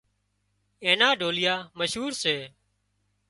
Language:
Wadiyara Koli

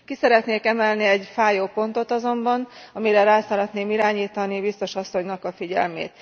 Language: Hungarian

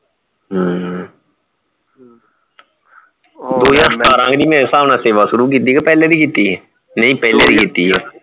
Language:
Punjabi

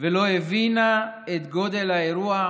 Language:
Hebrew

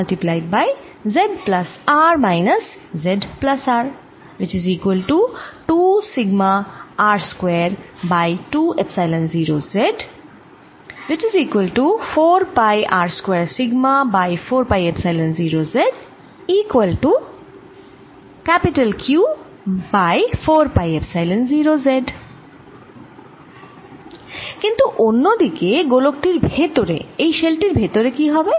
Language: Bangla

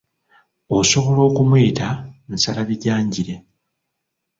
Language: Ganda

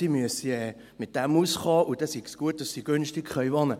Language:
Swiss German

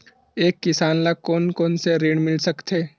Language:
Chhattisgarhi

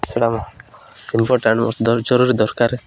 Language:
Odia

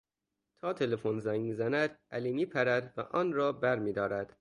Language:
Persian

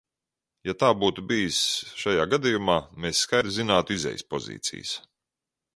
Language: Latvian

